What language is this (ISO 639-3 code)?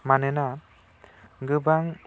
brx